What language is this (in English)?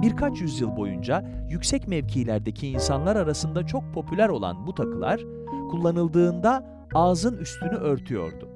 Turkish